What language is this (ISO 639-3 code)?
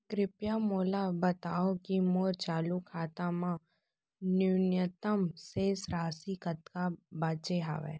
hne